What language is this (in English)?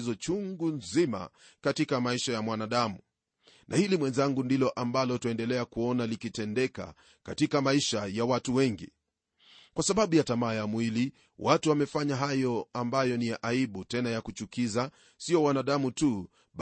Swahili